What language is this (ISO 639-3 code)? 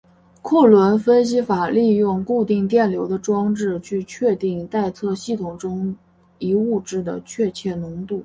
zho